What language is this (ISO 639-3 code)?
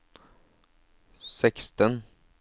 nor